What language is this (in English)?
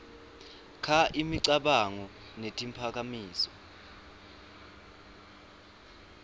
Swati